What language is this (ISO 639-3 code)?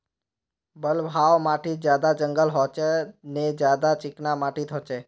mag